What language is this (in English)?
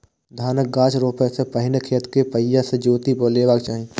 Maithili